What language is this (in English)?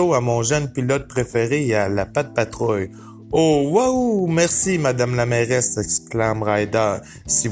French